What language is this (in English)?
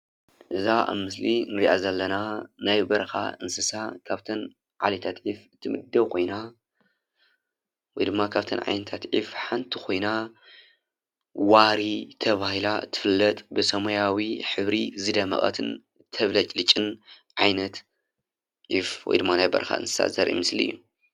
Tigrinya